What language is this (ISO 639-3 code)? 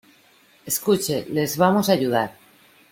spa